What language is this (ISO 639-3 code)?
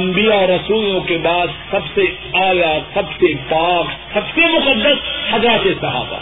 urd